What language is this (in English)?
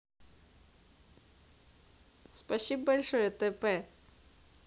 Russian